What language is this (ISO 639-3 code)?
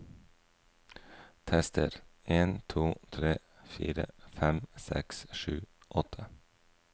nor